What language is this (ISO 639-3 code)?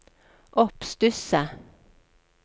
nor